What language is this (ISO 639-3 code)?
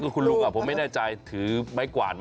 tha